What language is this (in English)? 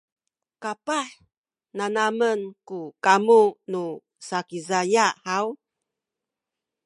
Sakizaya